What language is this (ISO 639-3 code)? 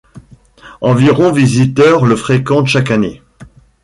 fra